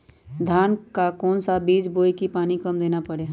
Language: Magahi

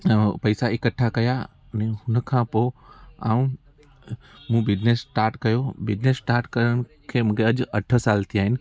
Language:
Sindhi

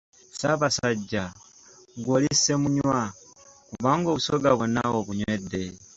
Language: Ganda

